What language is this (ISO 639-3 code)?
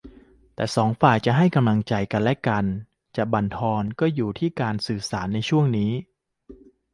tha